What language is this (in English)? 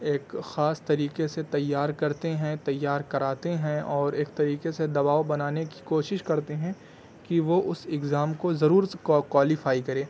Urdu